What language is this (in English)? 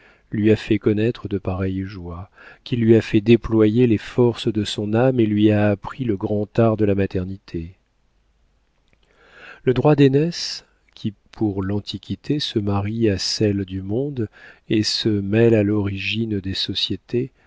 French